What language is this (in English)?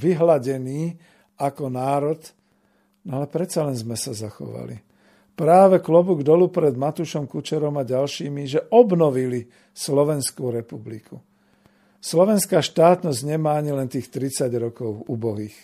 Slovak